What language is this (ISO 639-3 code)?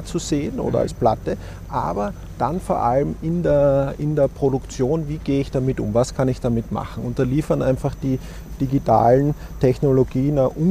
deu